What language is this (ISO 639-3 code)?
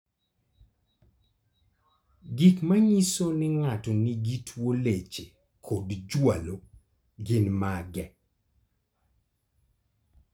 luo